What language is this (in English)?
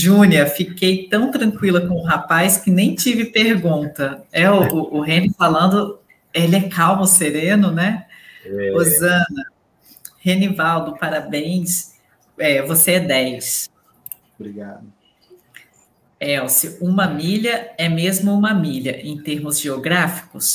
Portuguese